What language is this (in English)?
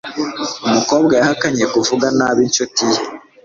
Kinyarwanda